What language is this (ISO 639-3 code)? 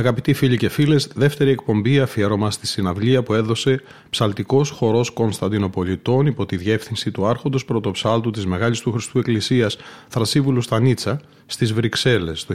ell